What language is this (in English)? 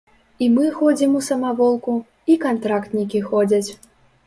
Belarusian